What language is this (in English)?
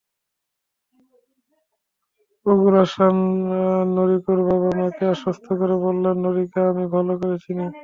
Bangla